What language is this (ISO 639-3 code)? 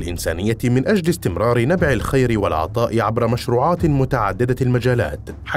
ara